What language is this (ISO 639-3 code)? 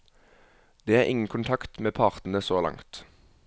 nor